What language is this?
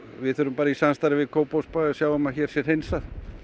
Icelandic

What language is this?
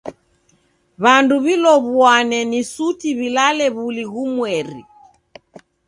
Taita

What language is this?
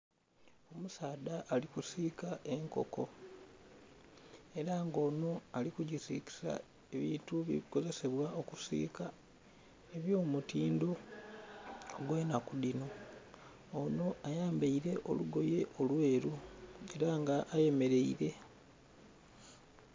Soga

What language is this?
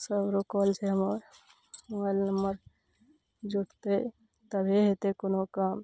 Maithili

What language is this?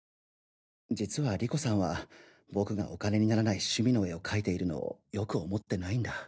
Japanese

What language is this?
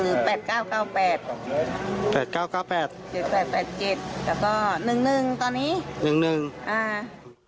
Thai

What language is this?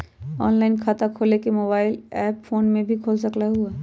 Magahi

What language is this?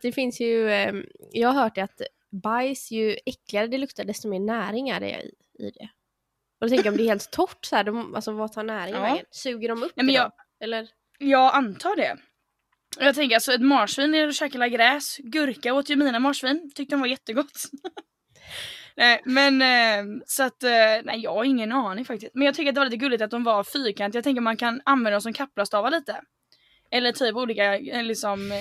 Swedish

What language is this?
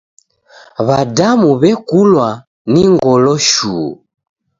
Taita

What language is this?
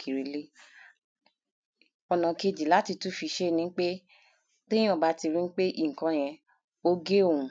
Yoruba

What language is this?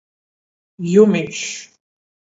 Latgalian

